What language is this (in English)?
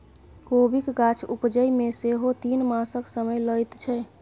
Maithili